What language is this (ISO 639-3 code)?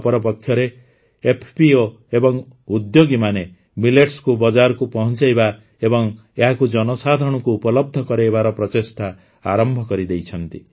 ori